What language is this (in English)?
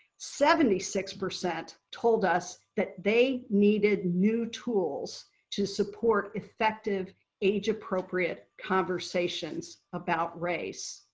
English